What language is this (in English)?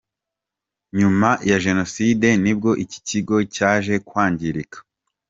Kinyarwanda